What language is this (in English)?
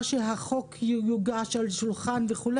Hebrew